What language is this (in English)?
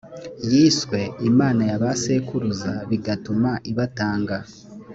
Kinyarwanda